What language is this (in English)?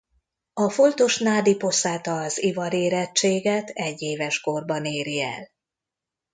Hungarian